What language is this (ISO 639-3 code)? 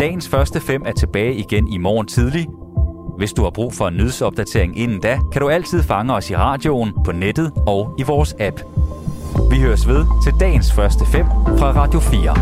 dan